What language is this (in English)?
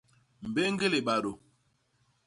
Basaa